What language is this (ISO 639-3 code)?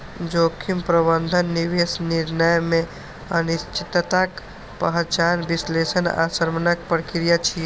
mai